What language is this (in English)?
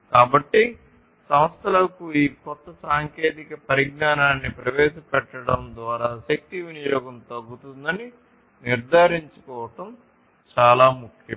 Telugu